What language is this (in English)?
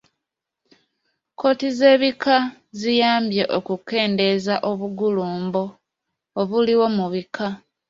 Ganda